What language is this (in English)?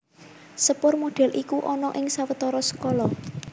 Javanese